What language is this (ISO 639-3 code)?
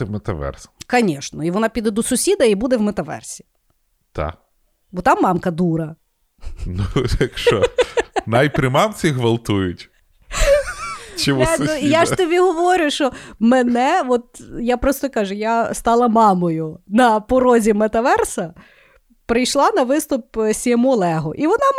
ukr